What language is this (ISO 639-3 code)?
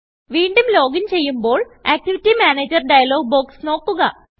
mal